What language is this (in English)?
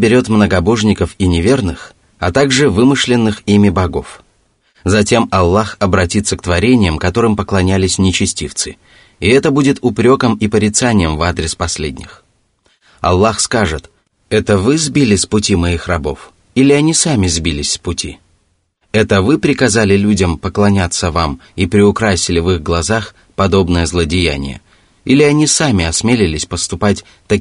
Russian